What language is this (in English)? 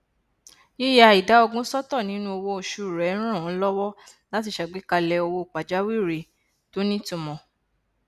Yoruba